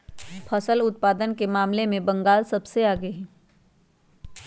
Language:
Magahi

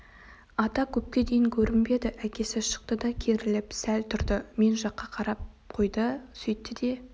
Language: Kazakh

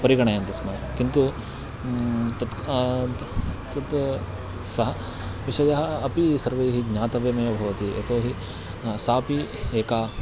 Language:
Sanskrit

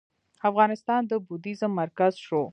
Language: Pashto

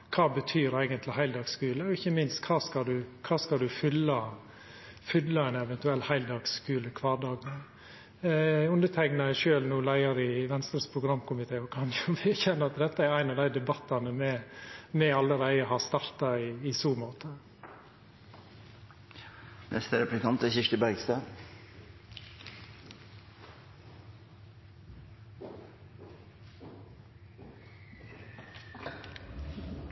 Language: Norwegian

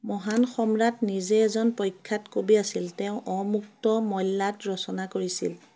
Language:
Assamese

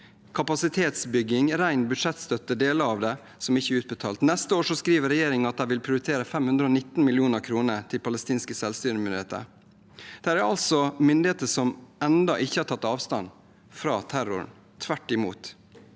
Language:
Norwegian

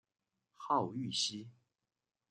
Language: Chinese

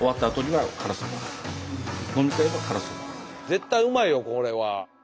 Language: Japanese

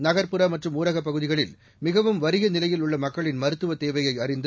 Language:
Tamil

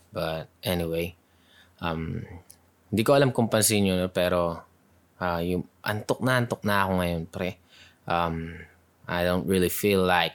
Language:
Filipino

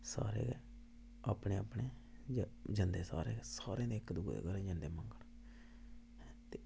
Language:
Dogri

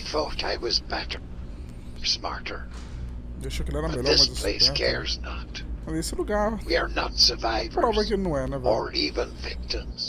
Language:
Portuguese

